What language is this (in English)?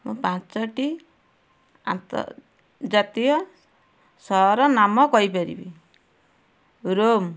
Odia